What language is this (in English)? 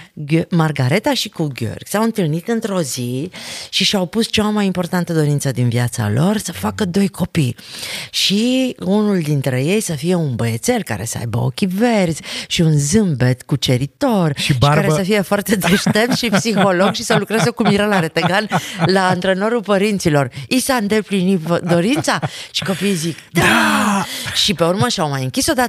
Romanian